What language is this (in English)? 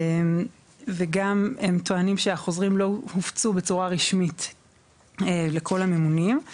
Hebrew